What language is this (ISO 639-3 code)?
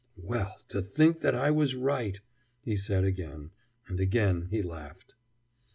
eng